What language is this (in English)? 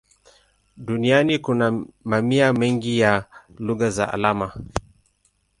Swahili